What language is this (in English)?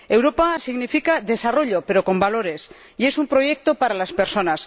Spanish